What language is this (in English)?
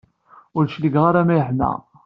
Kabyle